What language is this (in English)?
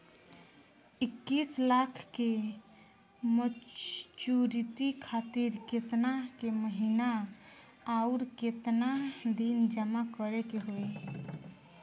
Bhojpuri